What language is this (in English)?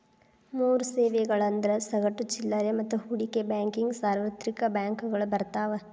Kannada